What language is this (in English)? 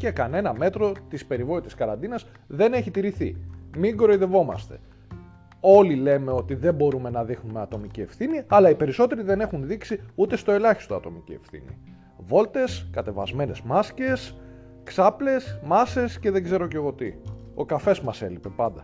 Greek